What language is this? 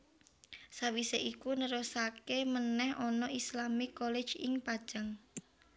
Javanese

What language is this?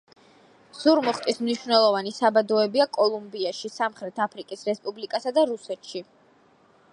Georgian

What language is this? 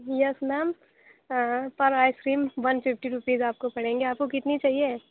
Urdu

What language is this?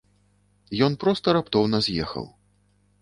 Belarusian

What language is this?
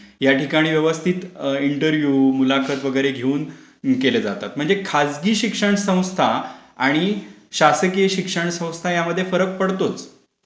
Marathi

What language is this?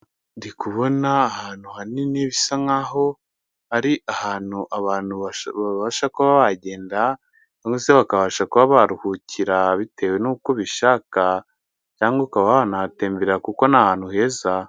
Kinyarwanda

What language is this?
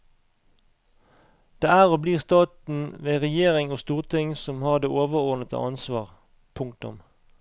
Norwegian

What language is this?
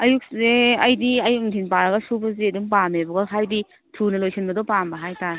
Manipuri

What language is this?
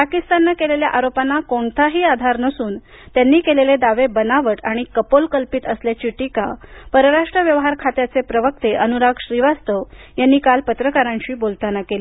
Marathi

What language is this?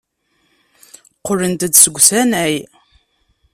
Kabyle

